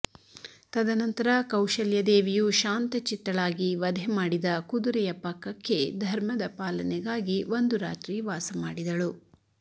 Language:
Kannada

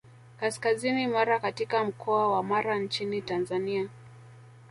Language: Swahili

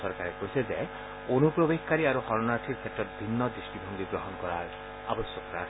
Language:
Assamese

